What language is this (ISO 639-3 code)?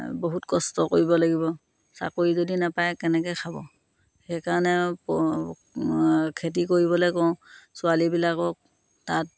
asm